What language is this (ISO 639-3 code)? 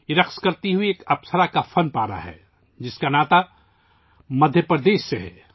urd